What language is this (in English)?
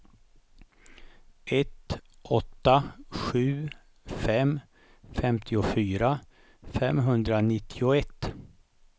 Swedish